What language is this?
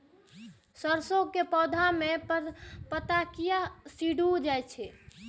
Maithili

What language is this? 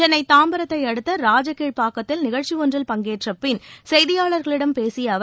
Tamil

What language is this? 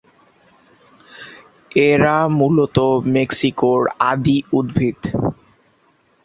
Bangla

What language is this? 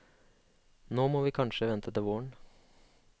Norwegian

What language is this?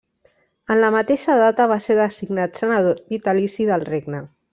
Catalan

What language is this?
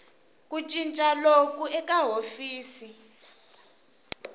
Tsonga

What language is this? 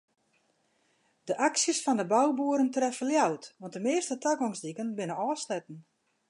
Western Frisian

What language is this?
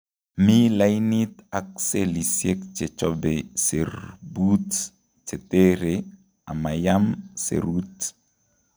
Kalenjin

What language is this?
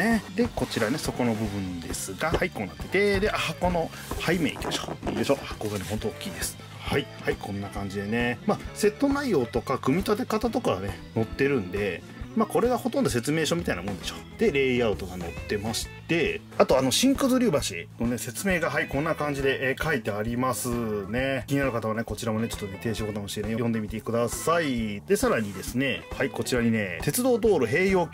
Japanese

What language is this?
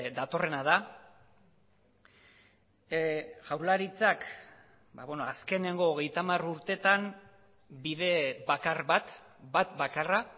Basque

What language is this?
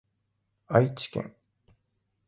Japanese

